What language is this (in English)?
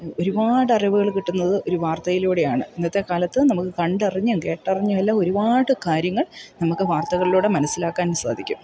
Malayalam